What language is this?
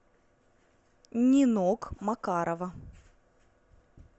Russian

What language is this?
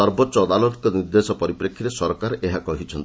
Odia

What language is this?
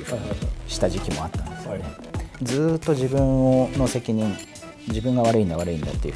Japanese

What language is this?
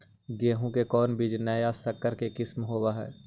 Magahi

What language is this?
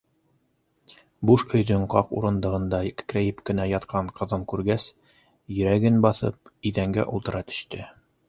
Bashkir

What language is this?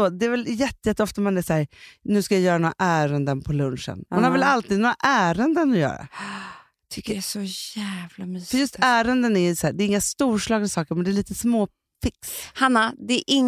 Swedish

